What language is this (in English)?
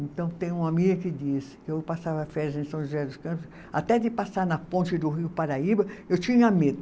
Portuguese